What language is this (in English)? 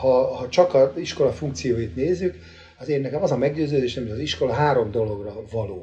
Hungarian